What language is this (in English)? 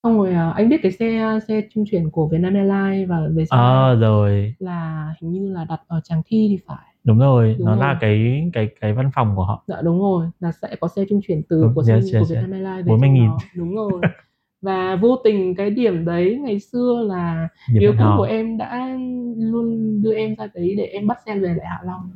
Vietnamese